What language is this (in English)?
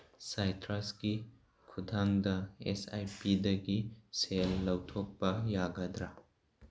Manipuri